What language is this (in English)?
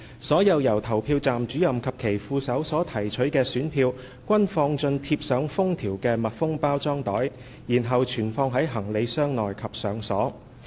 Cantonese